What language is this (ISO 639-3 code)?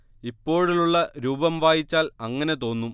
mal